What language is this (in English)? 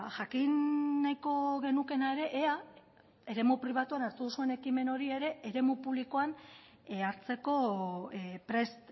Basque